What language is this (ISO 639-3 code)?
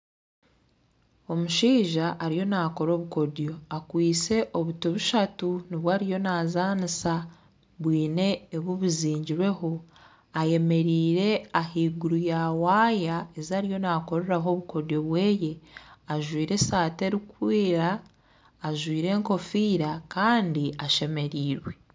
nyn